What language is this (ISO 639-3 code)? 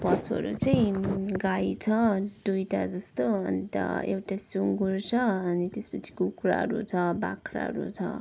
nep